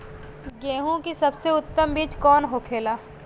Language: Bhojpuri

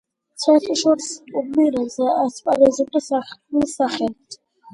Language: Georgian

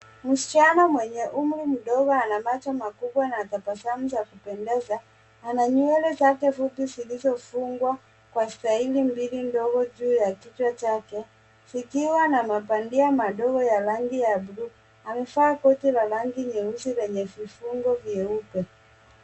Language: Swahili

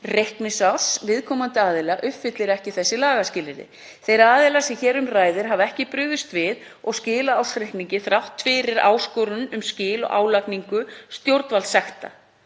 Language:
Icelandic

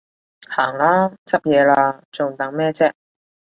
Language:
Cantonese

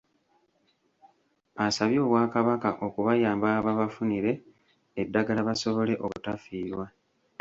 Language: Ganda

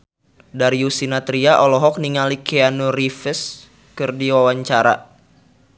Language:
Sundanese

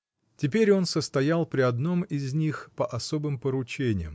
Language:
Russian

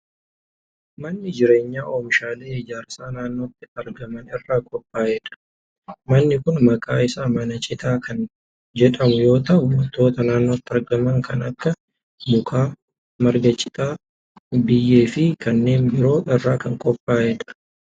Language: Oromo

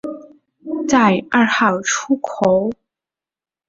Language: Chinese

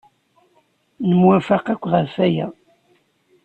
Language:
Kabyle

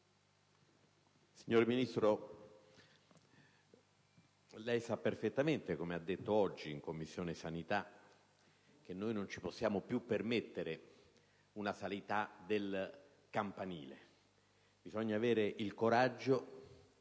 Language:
Italian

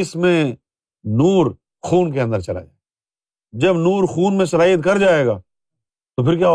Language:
Urdu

